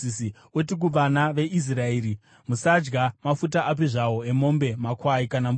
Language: Shona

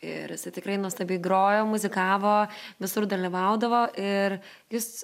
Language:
Lithuanian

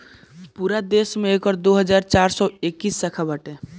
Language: Bhojpuri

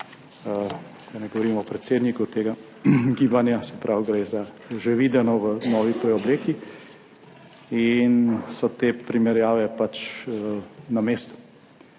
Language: Slovenian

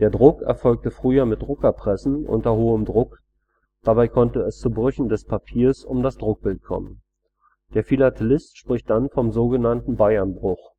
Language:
German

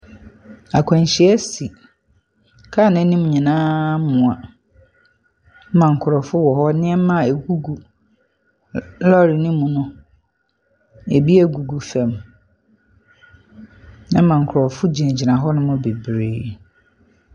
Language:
Akan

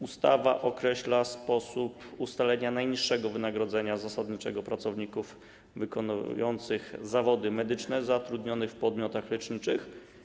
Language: Polish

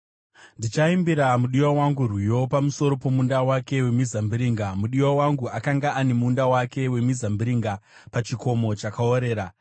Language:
Shona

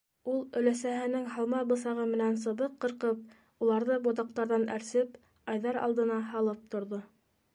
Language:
Bashkir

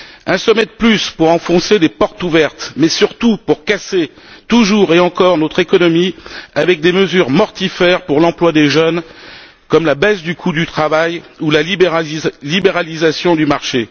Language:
French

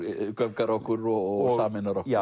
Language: Icelandic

